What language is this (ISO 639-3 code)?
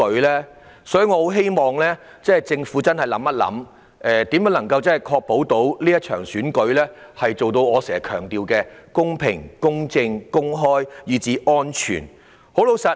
yue